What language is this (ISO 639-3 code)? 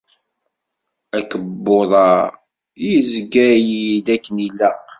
kab